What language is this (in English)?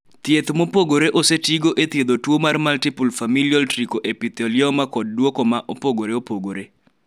Luo (Kenya and Tanzania)